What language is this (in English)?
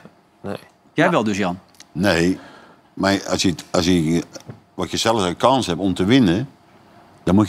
Dutch